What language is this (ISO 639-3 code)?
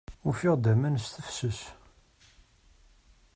kab